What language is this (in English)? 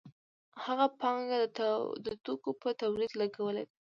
Pashto